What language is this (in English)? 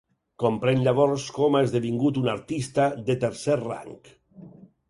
Catalan